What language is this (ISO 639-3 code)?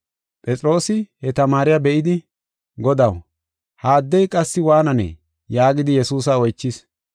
gof